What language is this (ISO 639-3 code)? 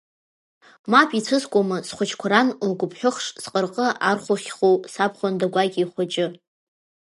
abk